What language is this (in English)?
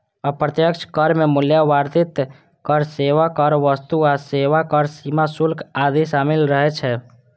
Maithili